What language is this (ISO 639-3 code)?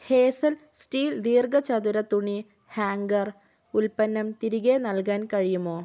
mal